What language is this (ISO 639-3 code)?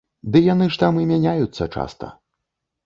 bel